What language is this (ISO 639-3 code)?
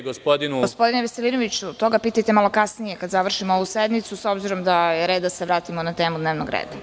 srp